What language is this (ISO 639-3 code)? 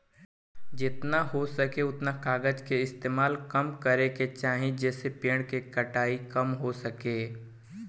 bho